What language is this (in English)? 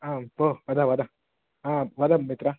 Sanskrit